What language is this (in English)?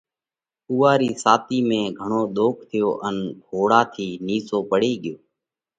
Parkari Koli